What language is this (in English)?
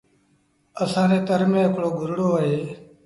Sindhi Bhil